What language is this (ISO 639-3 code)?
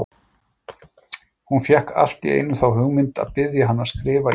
isl